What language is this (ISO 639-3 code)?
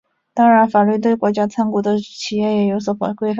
zho